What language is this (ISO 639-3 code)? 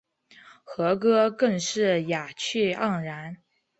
zho